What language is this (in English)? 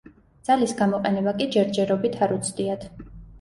Georgian